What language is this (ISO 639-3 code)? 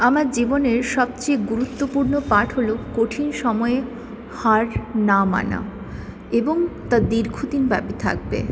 ben